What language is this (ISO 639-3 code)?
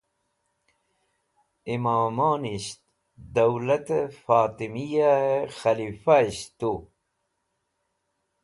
wbl